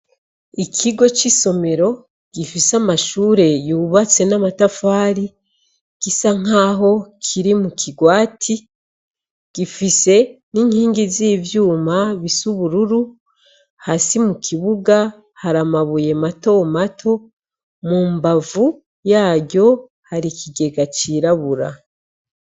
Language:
Rundi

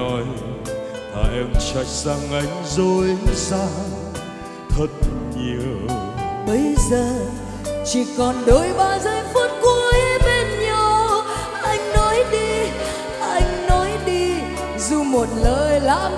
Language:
Vietnamese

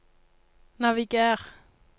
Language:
Norwegian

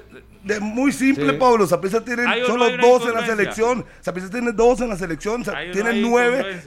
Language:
Spanish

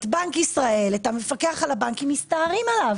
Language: Hebrew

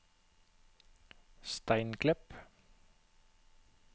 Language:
Norwegian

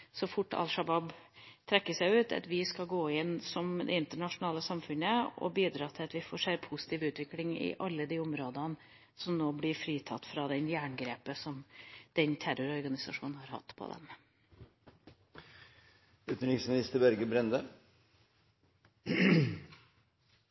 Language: Norwegian Bokmål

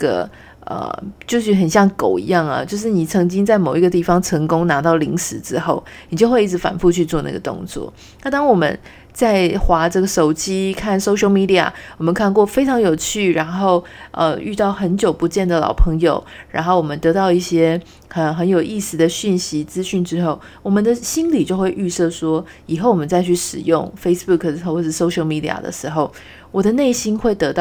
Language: Chinese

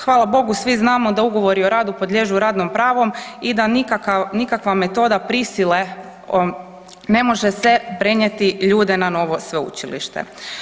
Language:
Croatian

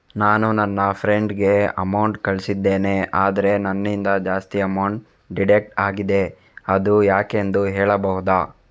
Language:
Kannada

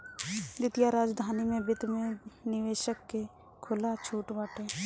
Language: Bhojpuri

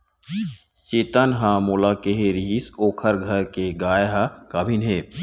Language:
Chhattisgarhi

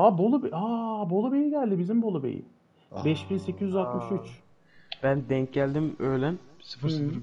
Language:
Turkish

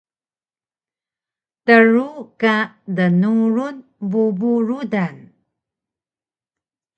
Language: Taroko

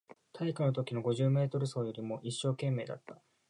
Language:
Japanese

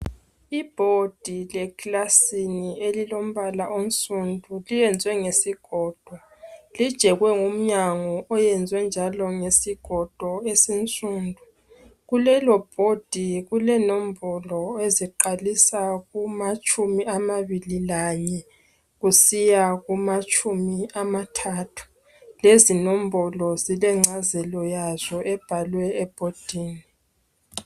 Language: North Ndebele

